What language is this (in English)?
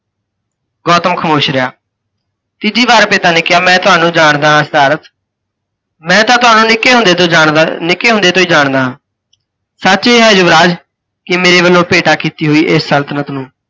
Punjabi